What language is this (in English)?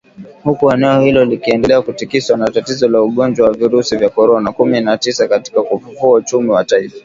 Swahili